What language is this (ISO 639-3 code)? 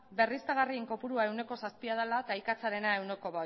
eus